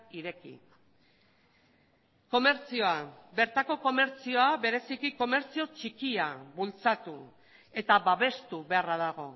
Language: Basque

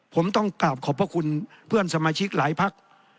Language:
Thai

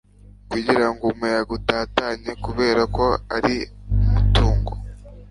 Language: Kinyarwanda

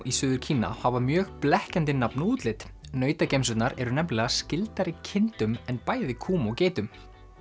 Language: Icelandic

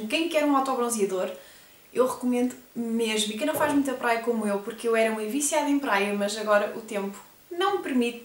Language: Portuguese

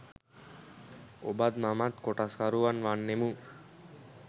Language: Sinhala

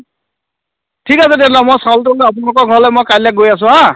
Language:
Assamese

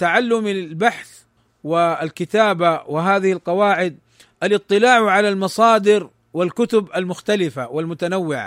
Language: Arabic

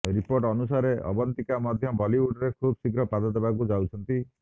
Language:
Odia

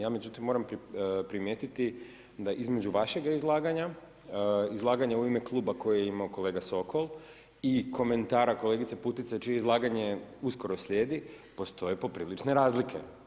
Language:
Croatian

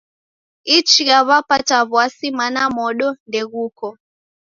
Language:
Taita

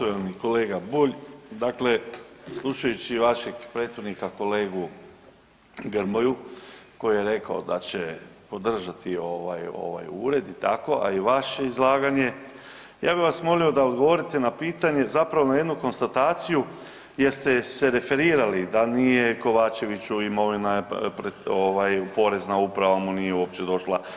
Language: Croatian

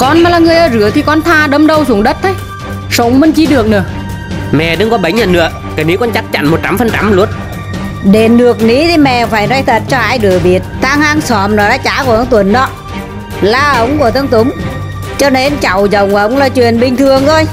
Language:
Vietnamese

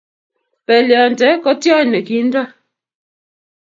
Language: Kalenjin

